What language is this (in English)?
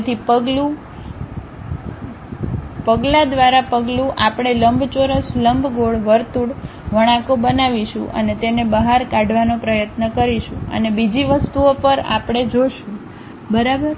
Gujarati